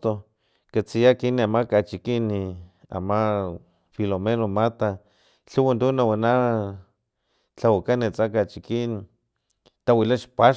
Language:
Filomena Mata-Coahuitlán Totonac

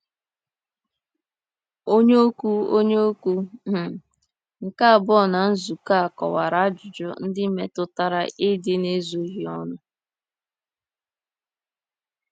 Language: Igbo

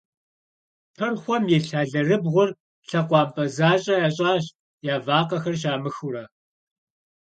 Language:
Kabardian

